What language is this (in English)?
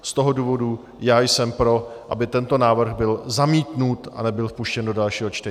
Czech